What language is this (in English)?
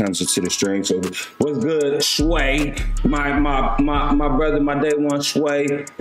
English